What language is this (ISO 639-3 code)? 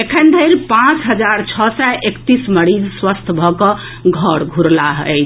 mai